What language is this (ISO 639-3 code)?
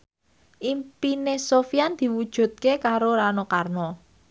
jav